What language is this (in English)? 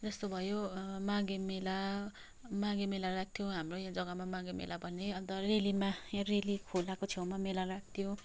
Nepali